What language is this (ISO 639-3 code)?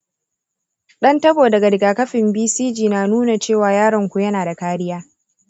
hau